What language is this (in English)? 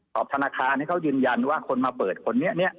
Thai